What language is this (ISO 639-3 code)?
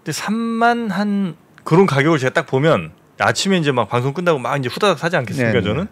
kor